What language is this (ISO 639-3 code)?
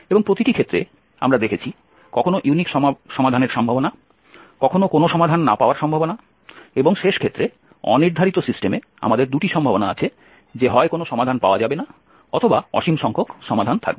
ben